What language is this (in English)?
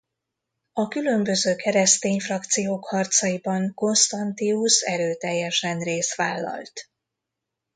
Hungarian